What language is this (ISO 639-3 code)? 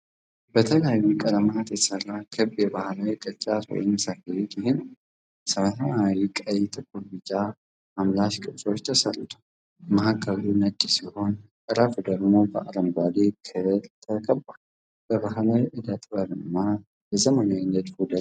amh